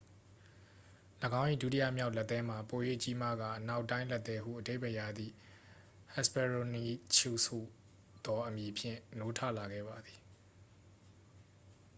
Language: Burmese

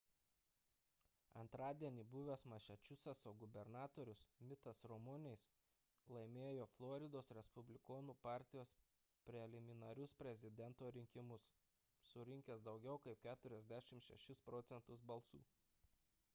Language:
Lithuanian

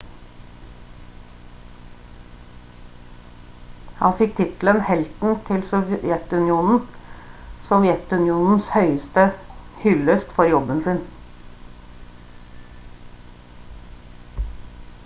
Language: Norwegian Bokmål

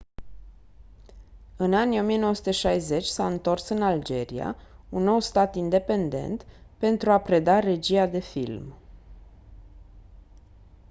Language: Romanian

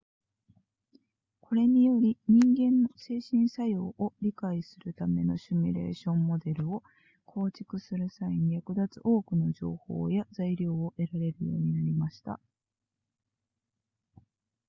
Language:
Japanese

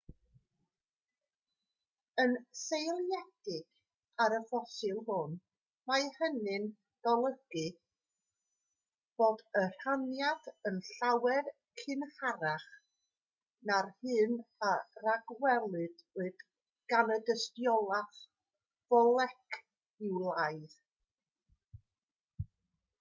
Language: Welsh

